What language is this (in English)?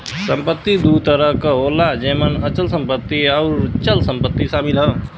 Bhojpuri